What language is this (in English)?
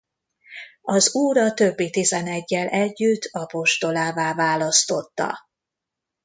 Hungarian